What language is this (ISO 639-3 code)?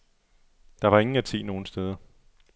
dan